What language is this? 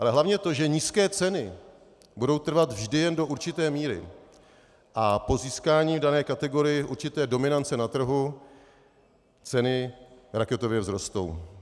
Czech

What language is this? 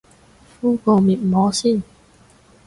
Cantonese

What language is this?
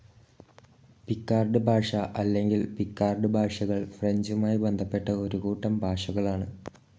Malayalam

